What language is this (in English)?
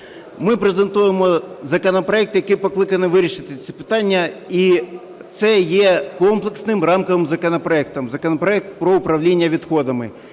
Ukrainian